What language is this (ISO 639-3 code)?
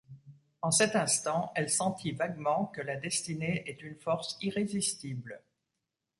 fra